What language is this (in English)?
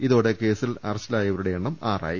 Malayalam